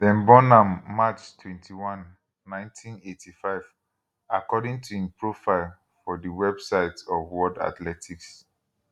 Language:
Nigerian Pidgin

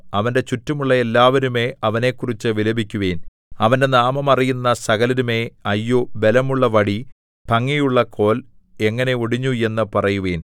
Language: Malayalam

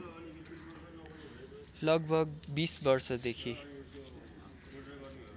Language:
Nepali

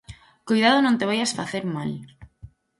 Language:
Galician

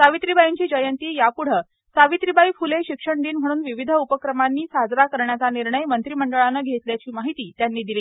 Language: Marathi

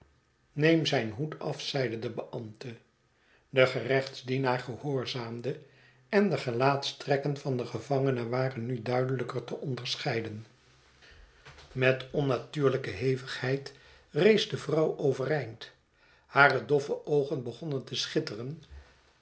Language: Dutch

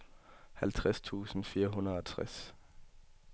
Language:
Danish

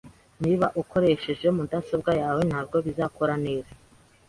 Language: Kinyarwanda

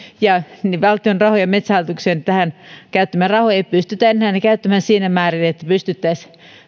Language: Finnish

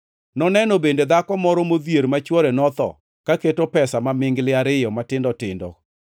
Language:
Luo (Kenya and Tanzania)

